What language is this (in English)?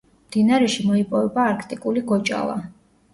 Georgian